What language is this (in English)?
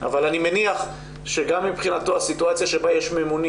Hebrew